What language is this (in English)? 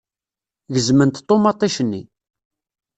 Kabyle